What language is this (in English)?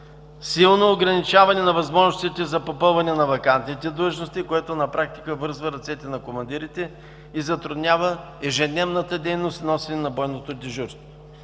Bulgarian